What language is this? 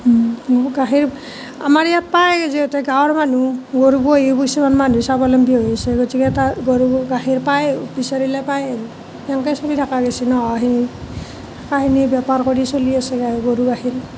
Assamese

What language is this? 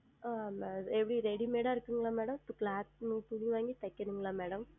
Tamil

